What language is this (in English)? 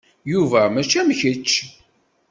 Kabyle